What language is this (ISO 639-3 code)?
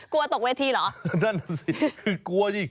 tha